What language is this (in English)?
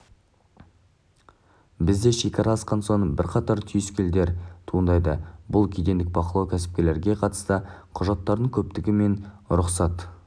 Kazakh